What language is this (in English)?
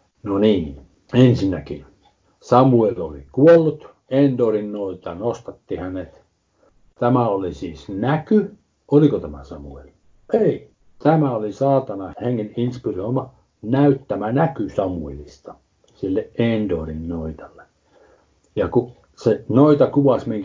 Finnish